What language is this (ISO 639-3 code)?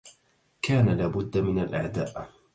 ara